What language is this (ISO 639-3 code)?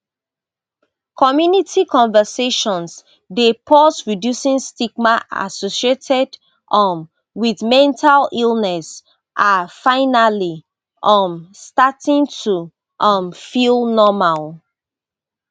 pcm